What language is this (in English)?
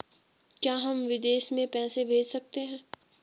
Hindi